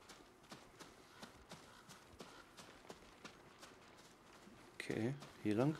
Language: German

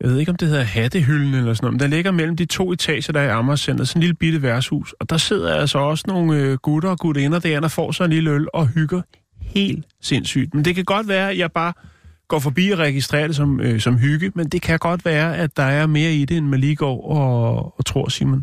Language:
Danish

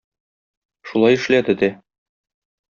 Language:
Tatar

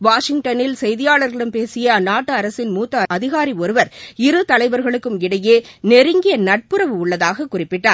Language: Tamil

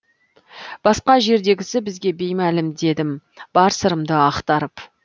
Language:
Kazakh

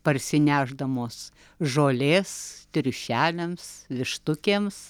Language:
Lithuanian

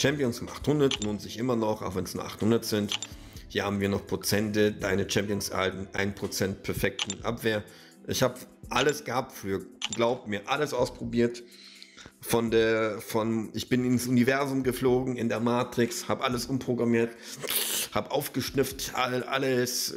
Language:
German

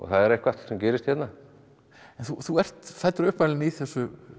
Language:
Icelandic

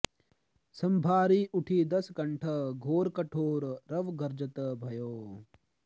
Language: Sanskrit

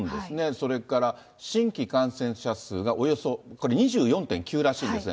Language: Japanese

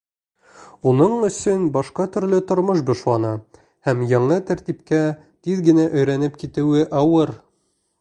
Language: Bashkir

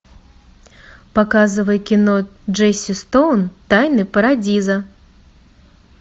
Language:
Russian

